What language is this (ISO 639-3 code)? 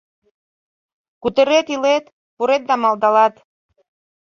chm